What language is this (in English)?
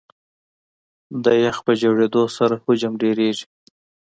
Pashto